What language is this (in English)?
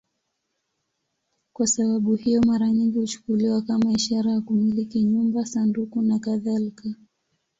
Swahili